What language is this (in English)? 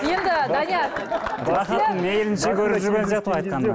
Kazakh